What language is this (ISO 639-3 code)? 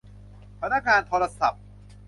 tha